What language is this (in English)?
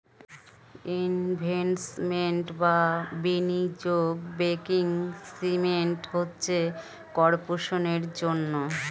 Bangla